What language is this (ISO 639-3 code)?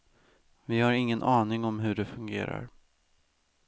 swe